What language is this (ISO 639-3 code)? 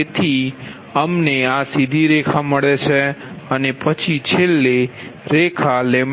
guj